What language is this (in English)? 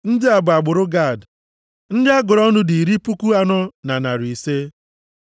Igbo